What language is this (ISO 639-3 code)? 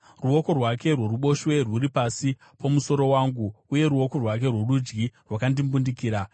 sna